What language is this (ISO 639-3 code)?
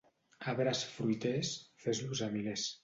cat